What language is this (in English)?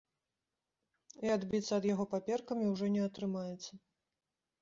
Belarusian